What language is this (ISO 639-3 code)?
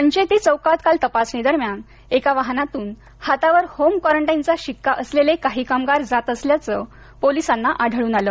mar